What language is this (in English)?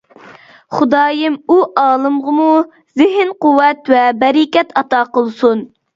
Uyghur